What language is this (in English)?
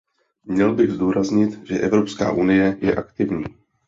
Czech